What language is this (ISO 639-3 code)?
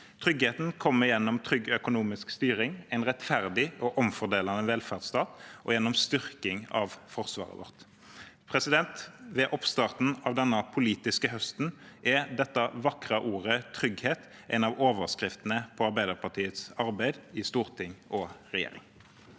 nor